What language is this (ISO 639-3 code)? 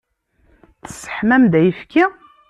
kab